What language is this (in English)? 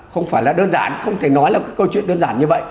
Vietnamese